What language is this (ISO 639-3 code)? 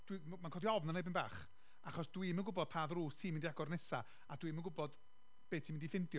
cym